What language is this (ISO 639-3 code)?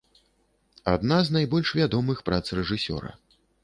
bel